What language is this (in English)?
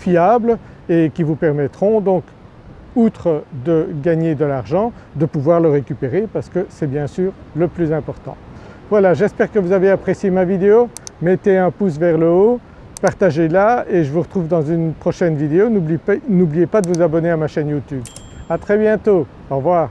French